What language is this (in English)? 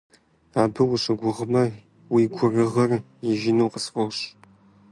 Kabardian